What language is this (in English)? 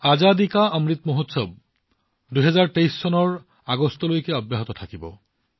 Assamese